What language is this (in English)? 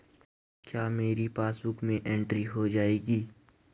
Hindi